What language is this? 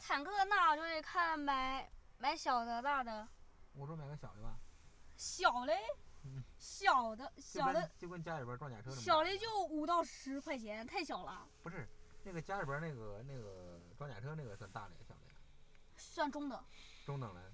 Chinese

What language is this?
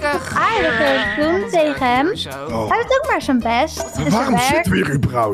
Dutch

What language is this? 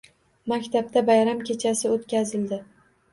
Uzbek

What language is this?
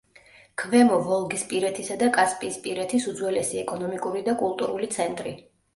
Georgian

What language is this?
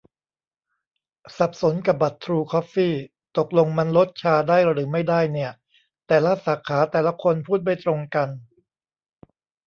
Thai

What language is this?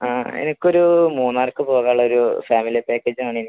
Malayalam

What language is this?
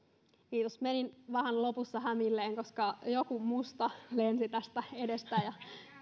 Finnish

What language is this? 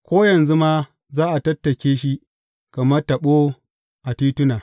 Hausa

